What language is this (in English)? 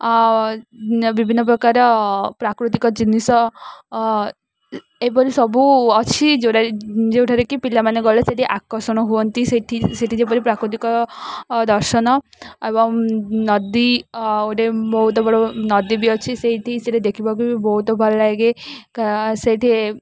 Odia